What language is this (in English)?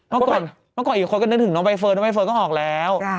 Thai